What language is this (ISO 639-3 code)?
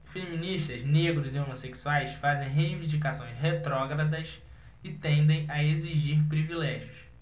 por